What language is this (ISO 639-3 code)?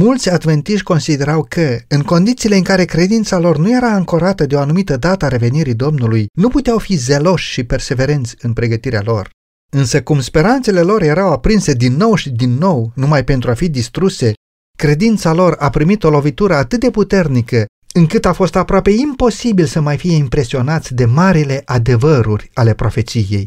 ron